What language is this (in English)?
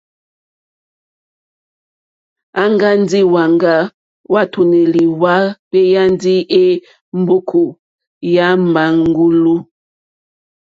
Mokpwe